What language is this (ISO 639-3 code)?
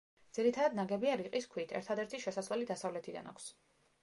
kat